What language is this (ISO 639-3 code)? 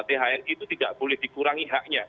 ind